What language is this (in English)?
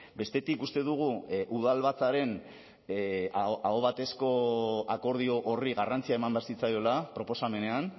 Basque